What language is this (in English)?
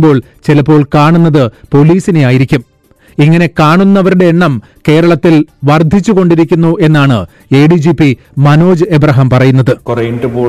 Malayalam